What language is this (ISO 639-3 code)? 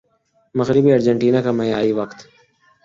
urd